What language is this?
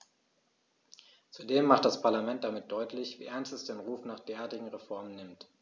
German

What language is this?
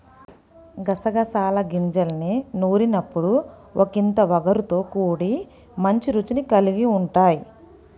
Telugu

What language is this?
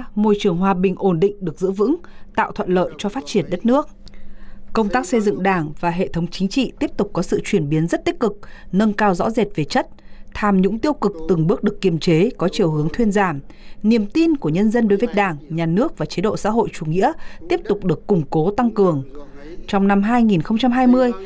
Vietnamese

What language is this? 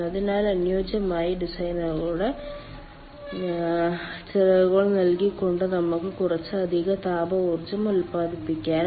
Malayalam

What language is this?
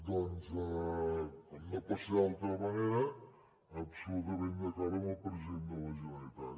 Catalan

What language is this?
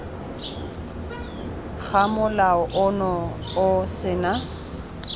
Tswana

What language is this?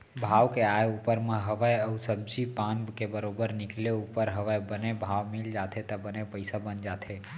Chhattisgarhi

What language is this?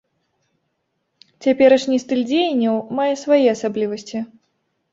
Belarusian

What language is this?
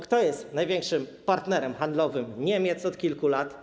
Polish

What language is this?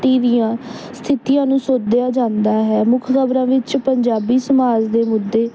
Punjabi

